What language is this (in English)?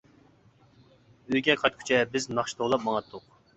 Uyghur